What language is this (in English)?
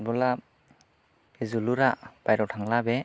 Bodo